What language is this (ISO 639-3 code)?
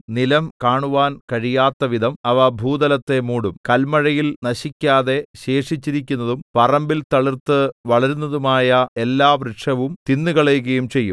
mal